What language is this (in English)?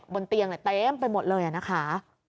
Thai